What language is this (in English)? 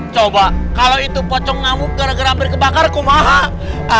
Indonesian